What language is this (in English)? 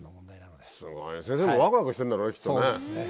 Japanese